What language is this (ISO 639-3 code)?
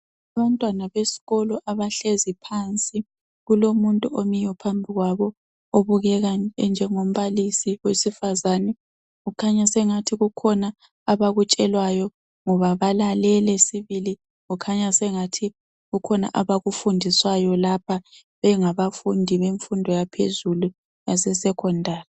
nde